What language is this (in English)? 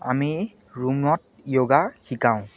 Assamese